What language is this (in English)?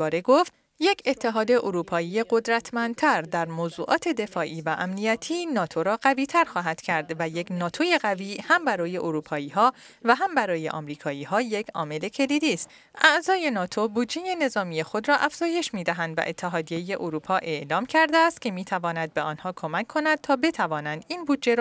Persian